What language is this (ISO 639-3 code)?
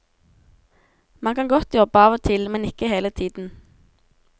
nor